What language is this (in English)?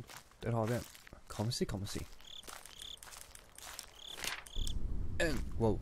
Swedish